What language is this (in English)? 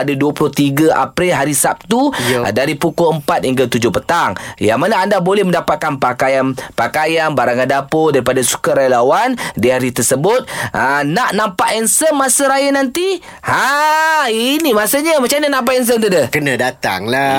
Malay